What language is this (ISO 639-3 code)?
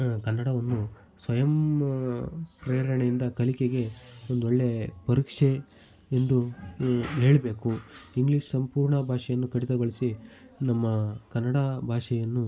kan